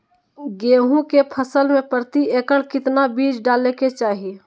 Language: Magahi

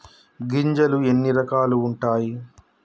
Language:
Telugu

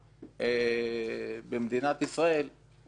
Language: Hebrew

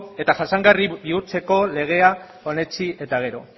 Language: Basque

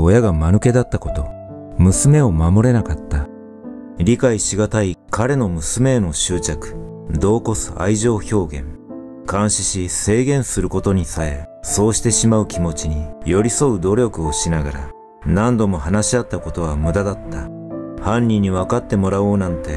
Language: Japanese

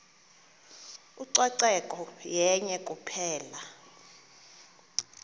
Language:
Xhosa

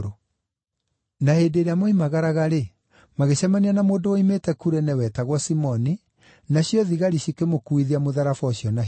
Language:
Kikuyu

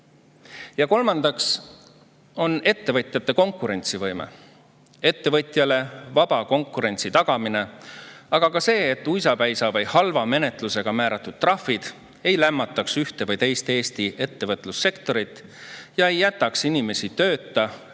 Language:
Estonian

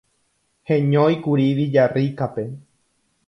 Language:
Guarani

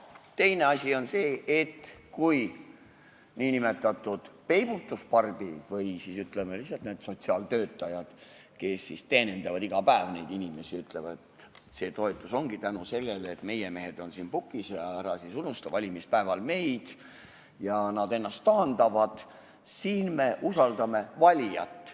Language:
Estonian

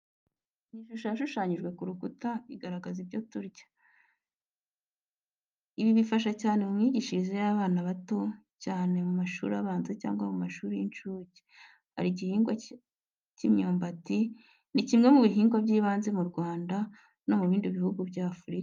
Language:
Kinyarwanda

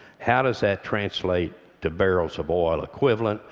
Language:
English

